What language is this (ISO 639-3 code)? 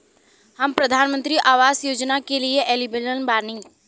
bho